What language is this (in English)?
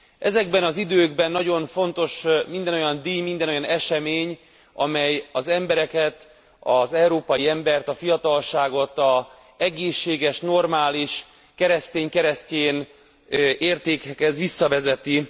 Hungarian